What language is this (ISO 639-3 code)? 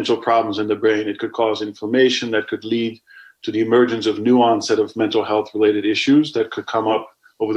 ell